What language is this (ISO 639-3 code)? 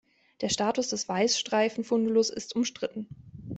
deu